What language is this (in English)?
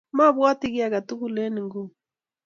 Kalenjin